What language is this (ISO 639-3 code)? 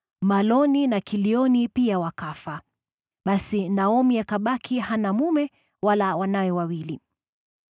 swa